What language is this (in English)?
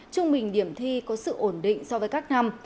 Vietnamese